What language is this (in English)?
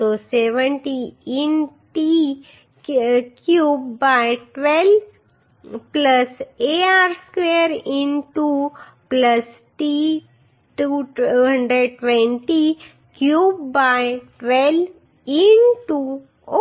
Gujarati